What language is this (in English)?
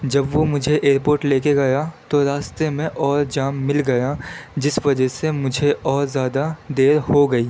Urdu